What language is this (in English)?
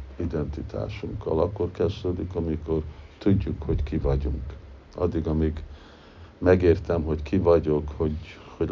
Hungarian